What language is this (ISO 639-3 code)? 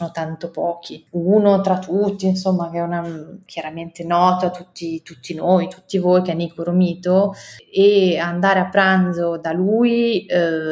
ita